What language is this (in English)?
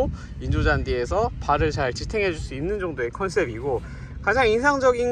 Korean